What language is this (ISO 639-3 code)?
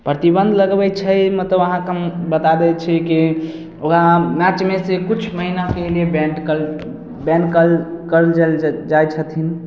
mai